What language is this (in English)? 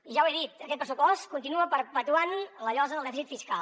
Catalan